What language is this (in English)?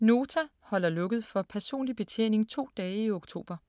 Danish